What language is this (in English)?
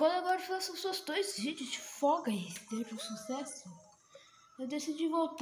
Portuguese